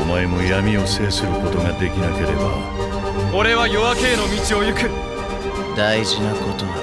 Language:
Japanese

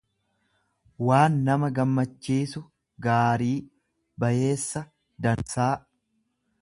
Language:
Oromo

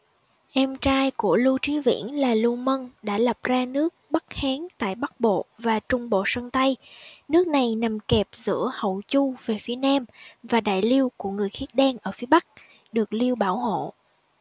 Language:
Vietnamese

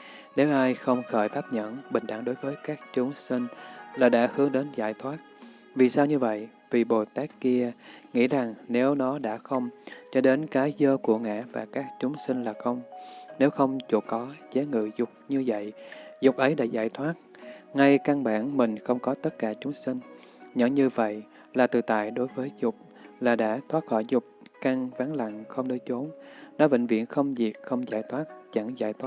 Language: Vietnamese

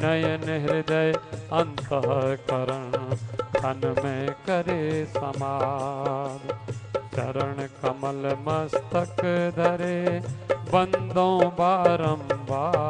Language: Hindi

